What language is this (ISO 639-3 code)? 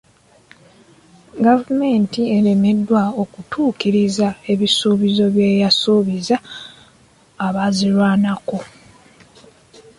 lug